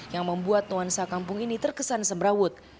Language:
Indonesian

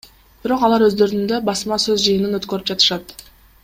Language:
Kyrgyz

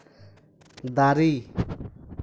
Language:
Santali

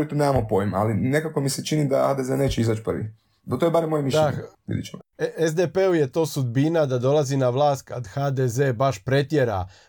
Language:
Croatian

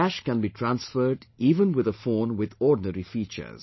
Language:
English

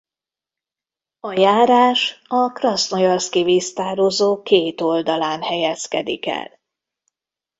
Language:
Hungarian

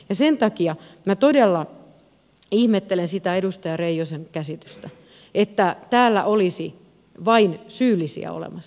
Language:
Finnish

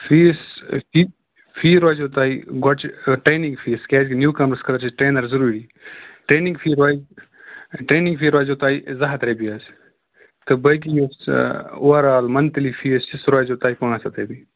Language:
Kashmiri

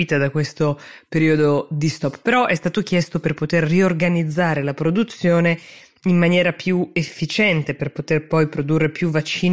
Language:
Italian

